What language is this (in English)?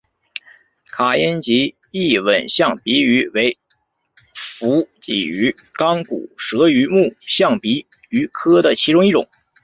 Chinese